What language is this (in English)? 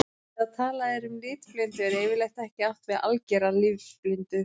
Icelandic